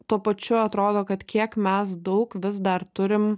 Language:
Lithuanian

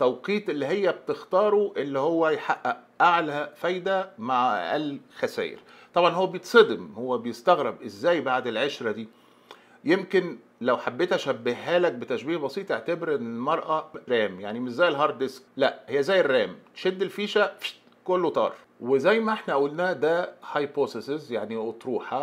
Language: Arabic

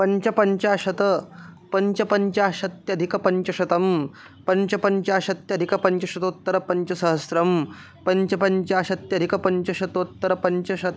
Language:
Sanskrit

